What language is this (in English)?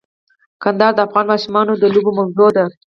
Pashto